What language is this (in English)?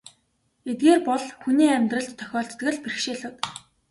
Mongolian